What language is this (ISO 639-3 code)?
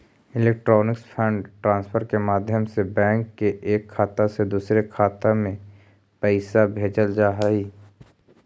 mag